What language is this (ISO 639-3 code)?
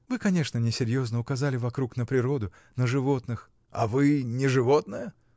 rus